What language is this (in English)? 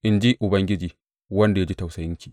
Hausa